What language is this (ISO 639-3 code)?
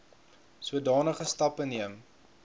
afr